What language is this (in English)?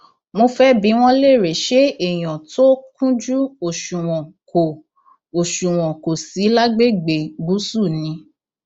Yoruba